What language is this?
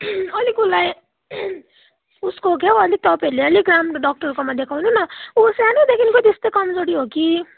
Nepali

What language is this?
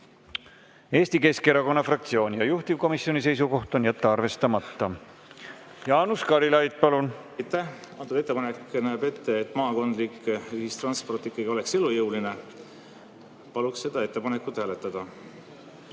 Estonian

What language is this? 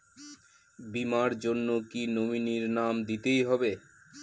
Bangla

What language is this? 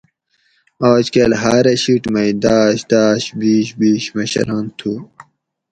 Gawri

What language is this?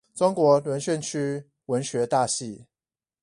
Chinese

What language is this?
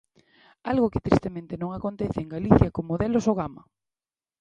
Galician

